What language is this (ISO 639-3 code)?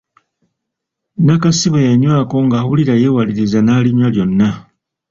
lug